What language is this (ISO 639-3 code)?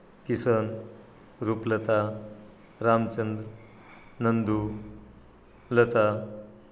mar